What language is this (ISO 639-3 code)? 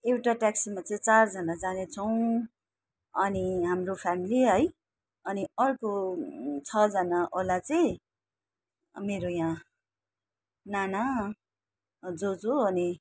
nep